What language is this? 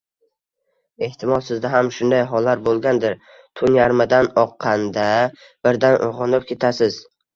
Uzbek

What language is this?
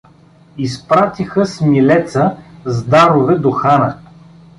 Bulgarian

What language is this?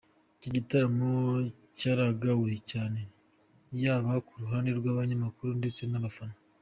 Kinyarwanda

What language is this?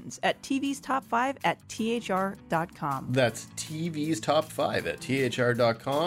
English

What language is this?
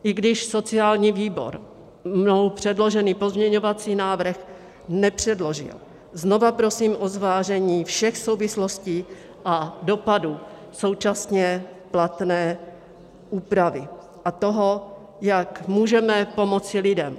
Czech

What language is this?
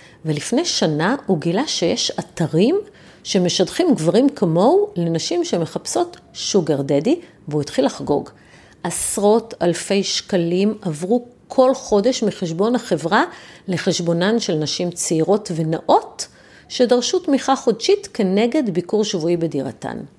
Hebrew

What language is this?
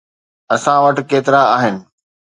Sindhi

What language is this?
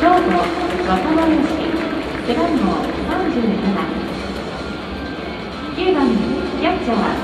Japanese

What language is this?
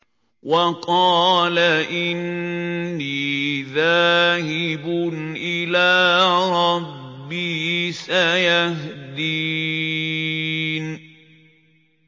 Arabic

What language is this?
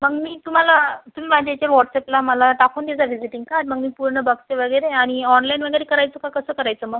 Marathi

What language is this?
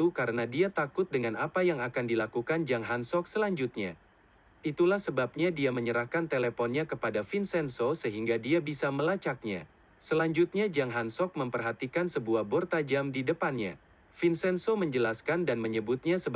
Indonesian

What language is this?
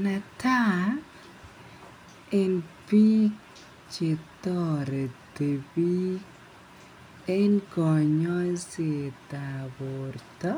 Kalenjin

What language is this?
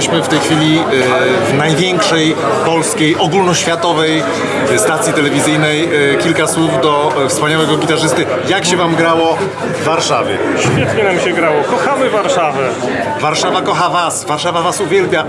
Polish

